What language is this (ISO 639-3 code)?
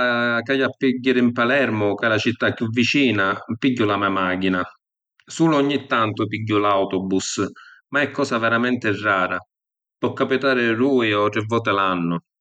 scn